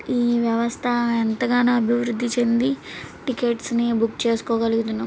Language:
Telugu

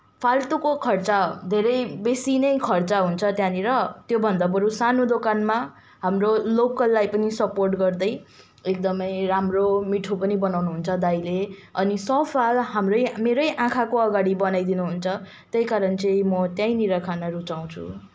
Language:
Nepali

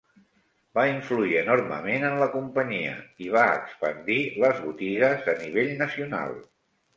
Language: Catalan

